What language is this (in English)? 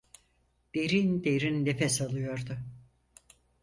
Turkish